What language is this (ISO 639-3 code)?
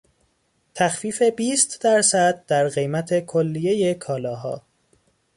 fas